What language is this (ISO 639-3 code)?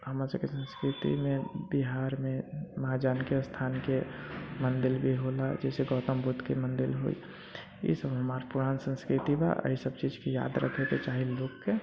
mai